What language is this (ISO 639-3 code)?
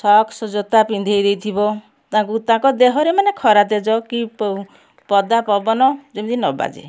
ori